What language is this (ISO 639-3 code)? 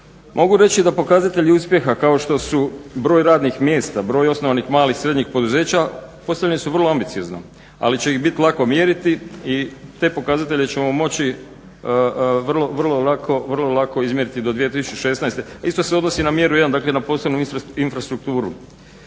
hrv